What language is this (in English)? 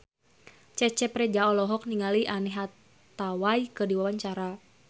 Sundanese